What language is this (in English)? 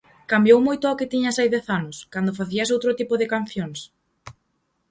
Galician